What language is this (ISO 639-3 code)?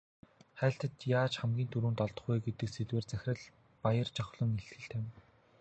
mon